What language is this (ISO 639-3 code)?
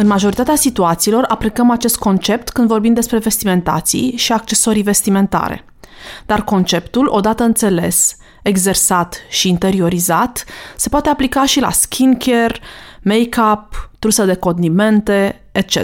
ron